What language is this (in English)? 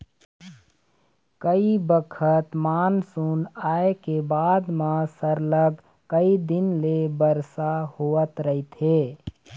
Chhattisgarhi